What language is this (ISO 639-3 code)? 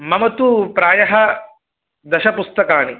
san